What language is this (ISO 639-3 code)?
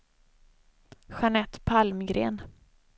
swe